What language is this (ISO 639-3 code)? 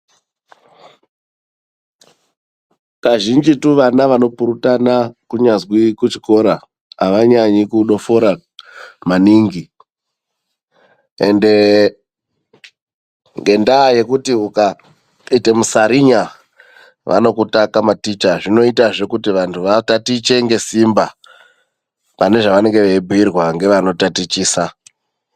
ndc